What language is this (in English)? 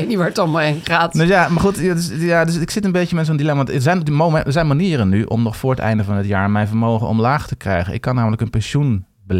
Dutch